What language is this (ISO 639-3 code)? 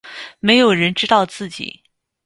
zho